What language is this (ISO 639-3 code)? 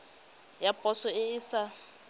tsn